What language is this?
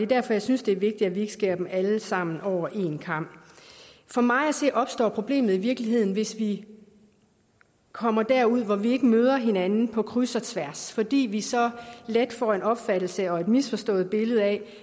Danish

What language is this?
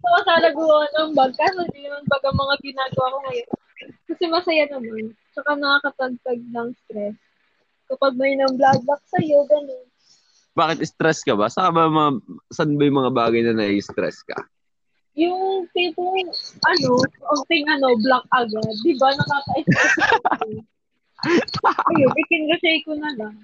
Filipino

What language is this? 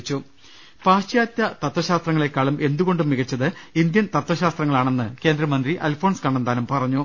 Malayalam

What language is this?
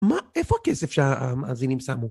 Hebrew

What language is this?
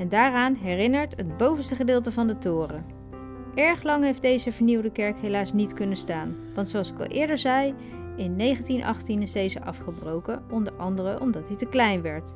Dutch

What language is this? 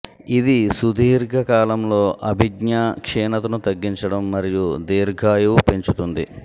Telugu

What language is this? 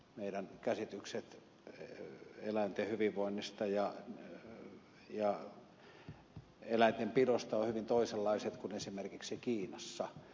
Finnish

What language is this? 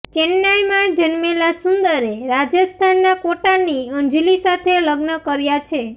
Gujarati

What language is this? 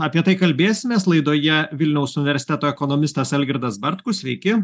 Lithuanian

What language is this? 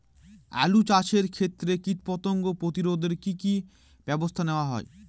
Bangla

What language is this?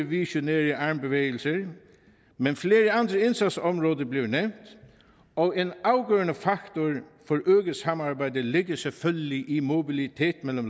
Danish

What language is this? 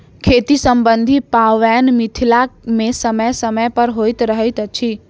Maithili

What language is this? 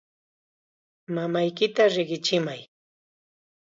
Chiquián Ancash Quechua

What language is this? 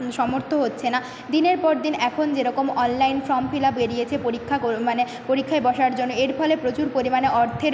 Bangla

